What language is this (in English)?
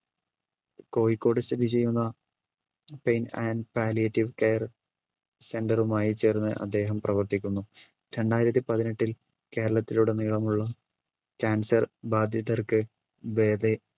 Malayalam